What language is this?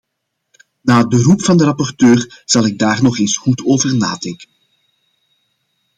Dutch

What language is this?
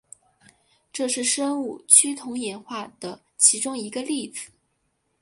Chinese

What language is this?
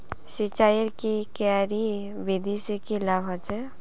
Magahi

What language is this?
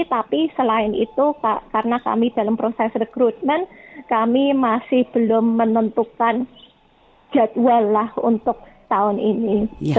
Indonesian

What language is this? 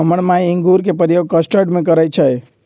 Magahi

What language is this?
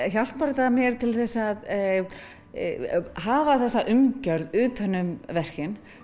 Icelandic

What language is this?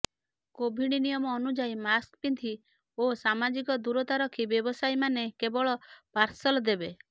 Odia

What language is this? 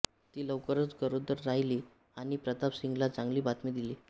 Marathi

